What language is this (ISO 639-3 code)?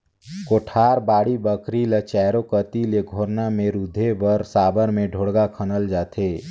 hne